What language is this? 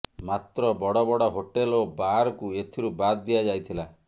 Odia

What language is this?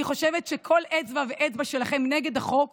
Hebrew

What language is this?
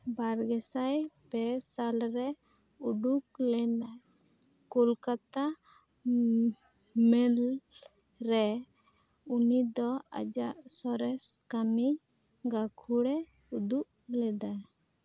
Santali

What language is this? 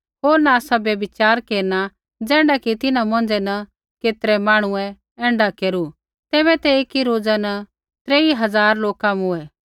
Kullu Pahari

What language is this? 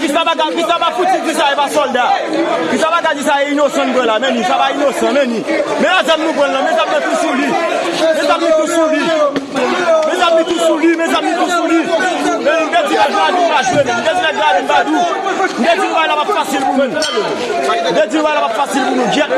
French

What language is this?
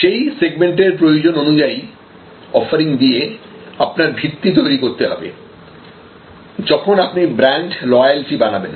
Bangla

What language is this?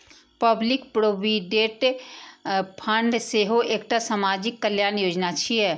Maithili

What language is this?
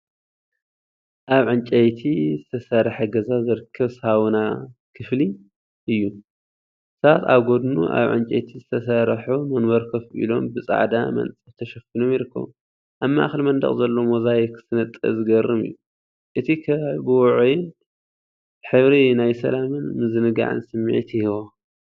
Tigrinya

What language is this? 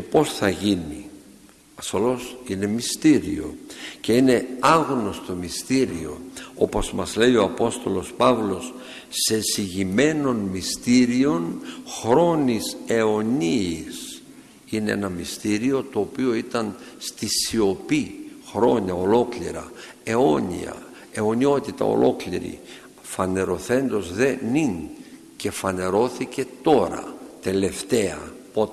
Greek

